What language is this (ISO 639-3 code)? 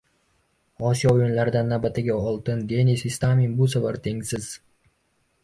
uzb